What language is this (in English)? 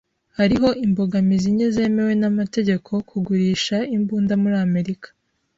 Kinyarwanda